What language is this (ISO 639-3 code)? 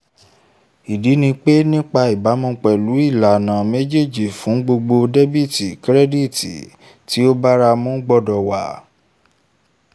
yor